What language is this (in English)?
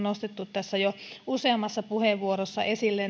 Finnish